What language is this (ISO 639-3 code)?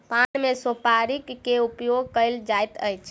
mai